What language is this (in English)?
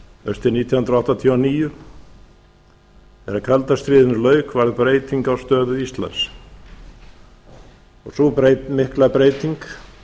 Icelandic